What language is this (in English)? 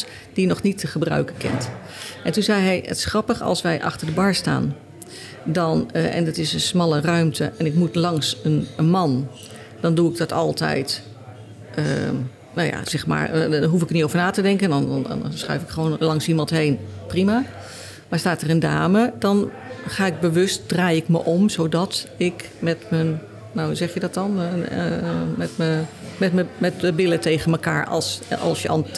Dutch